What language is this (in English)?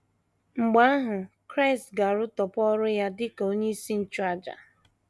Igbo